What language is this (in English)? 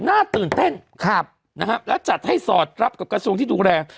Thai